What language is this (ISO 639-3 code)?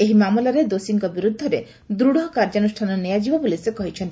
ori